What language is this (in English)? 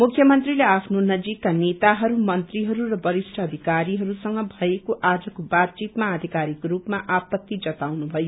Nepali